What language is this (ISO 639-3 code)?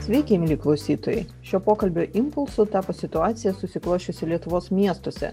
lit